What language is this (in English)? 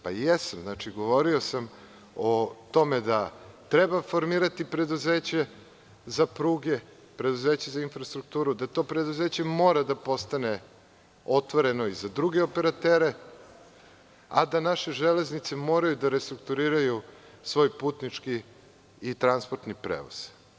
Serbian